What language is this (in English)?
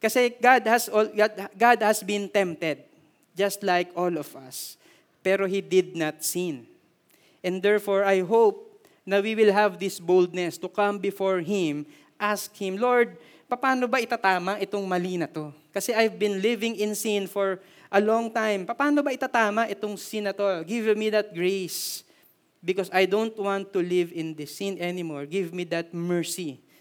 Filipino